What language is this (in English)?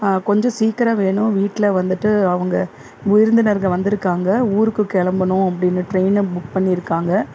Tamil